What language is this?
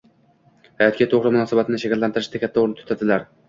Uzbek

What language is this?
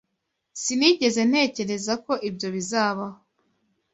Kinyarwanda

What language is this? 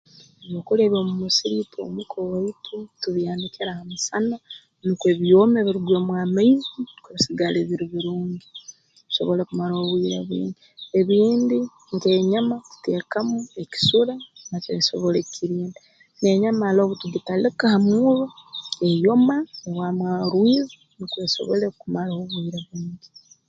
Tooro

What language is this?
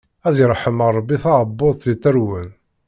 Kabyle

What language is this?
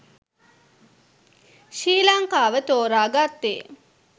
Sinhala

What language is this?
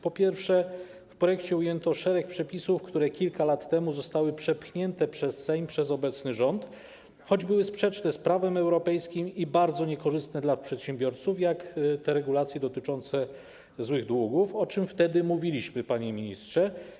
Polish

